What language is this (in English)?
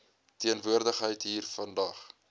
Afrikaans